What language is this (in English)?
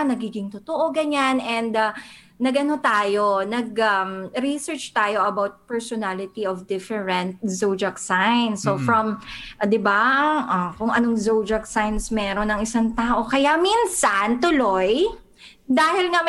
Filipino